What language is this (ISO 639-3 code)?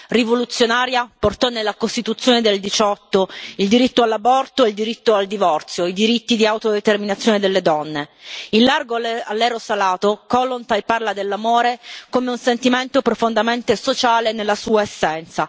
ita